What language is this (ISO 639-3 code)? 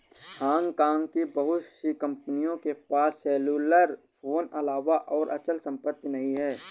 hin